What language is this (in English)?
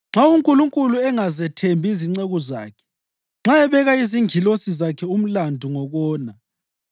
North Ndebele